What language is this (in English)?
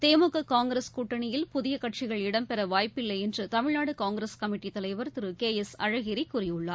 Tamil